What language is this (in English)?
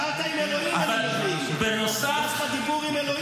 Hebrew